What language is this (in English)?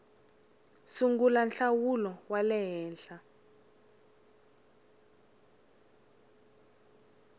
Tsonga